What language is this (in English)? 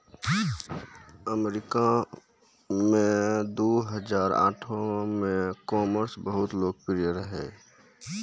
Maithili